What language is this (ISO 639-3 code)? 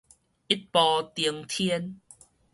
nan